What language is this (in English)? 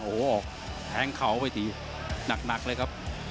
Thai